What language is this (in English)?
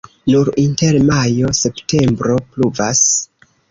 Esperanto